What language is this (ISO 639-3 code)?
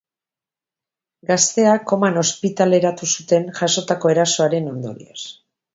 eus